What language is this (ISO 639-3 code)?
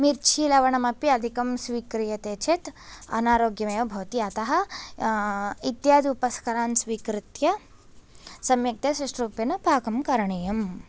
san